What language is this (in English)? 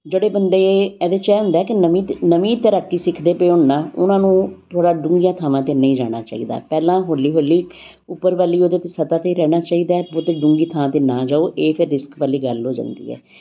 Punjabi